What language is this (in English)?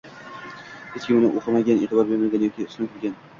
Uzbek